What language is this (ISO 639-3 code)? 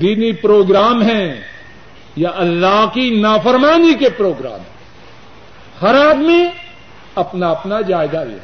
urd